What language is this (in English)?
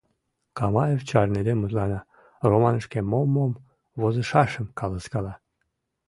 Mari